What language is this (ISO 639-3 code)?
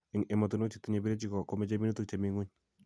kln